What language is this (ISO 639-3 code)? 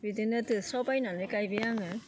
brx